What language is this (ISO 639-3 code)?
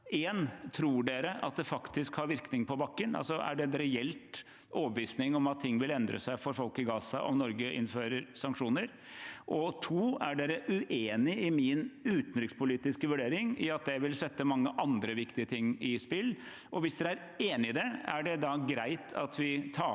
nor